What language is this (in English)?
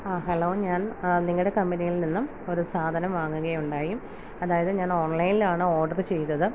Malayalam